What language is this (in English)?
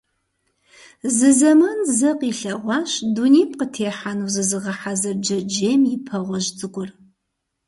Kabardian